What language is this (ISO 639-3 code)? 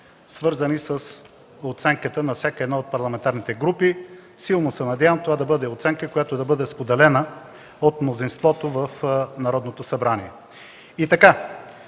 bul